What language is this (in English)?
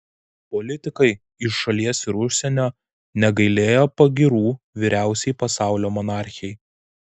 Lithuanian